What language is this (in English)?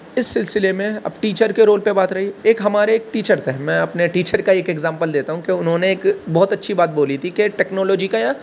Urdu